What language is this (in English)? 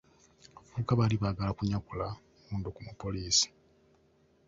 Ganda